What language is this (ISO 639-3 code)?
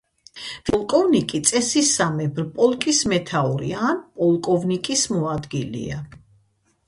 kat